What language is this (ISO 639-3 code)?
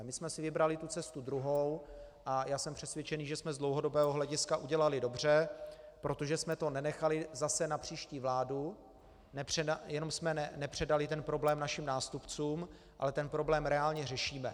ces